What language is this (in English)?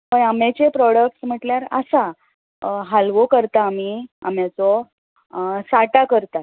Konkani